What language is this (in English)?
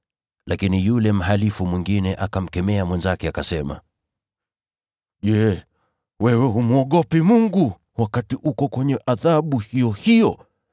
Swahili